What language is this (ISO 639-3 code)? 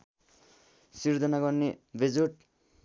nep